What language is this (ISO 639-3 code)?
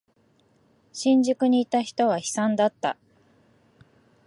jpn